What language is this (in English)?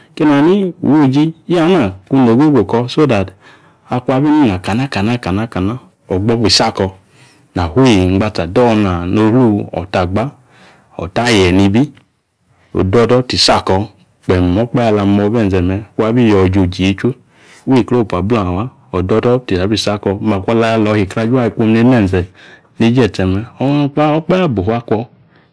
Yace